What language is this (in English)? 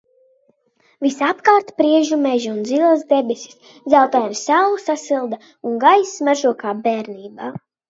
Latvian